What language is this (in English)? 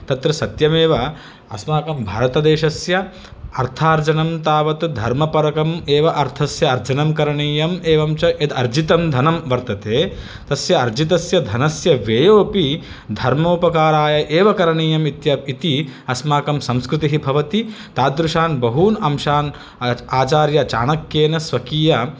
Sanskrit